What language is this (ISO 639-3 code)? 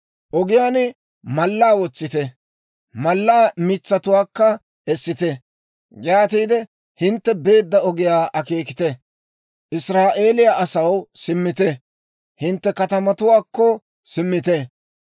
dwr